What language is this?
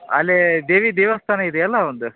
Kannada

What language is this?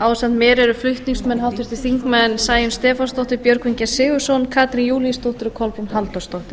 Icelandic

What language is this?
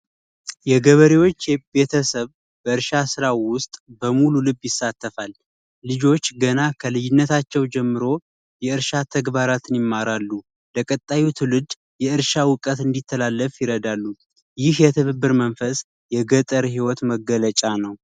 Amharic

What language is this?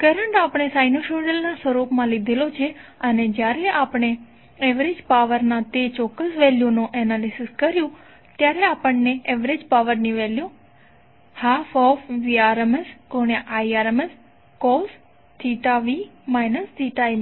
Gujarati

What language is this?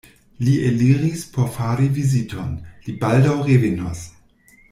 Esperanto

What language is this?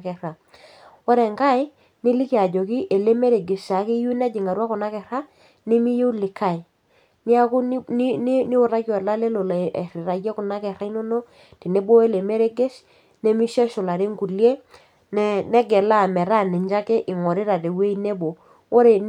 Masai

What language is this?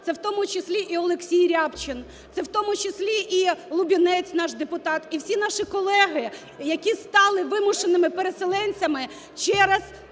Ukrainian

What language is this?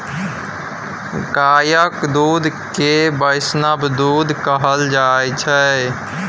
Maithili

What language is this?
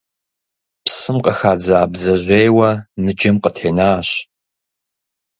Kabardian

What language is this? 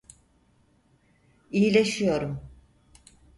Turkish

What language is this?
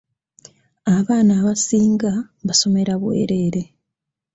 Ganda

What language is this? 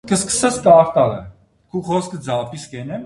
Armenian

